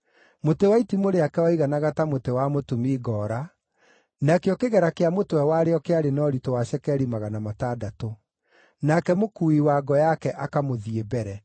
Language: Kikuyu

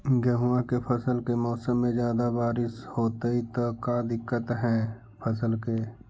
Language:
Magahi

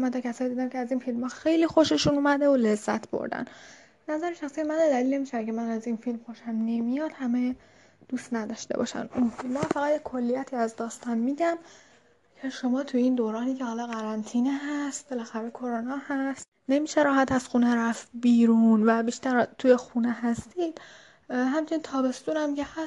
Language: Persian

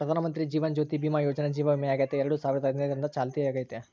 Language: Kannada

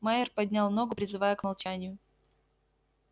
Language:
Russian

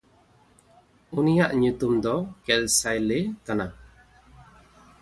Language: Santali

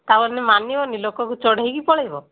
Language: Odia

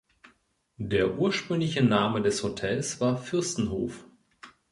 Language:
German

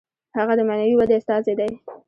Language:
Pashto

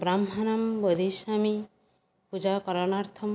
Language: Sanskrit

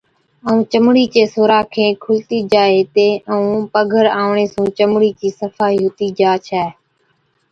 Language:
Od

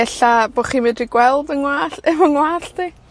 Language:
Welsh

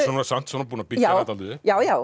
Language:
Icelandic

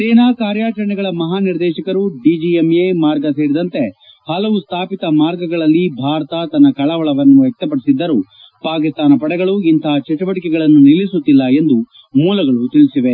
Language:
Kannada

